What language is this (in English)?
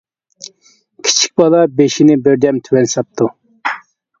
Uyghur